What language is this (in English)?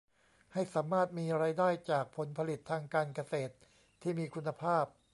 Thai